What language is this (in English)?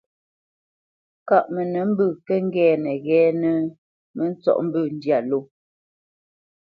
Bamenyam